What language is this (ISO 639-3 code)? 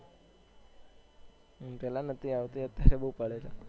guj